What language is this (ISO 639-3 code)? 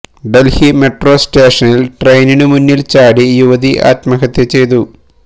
mal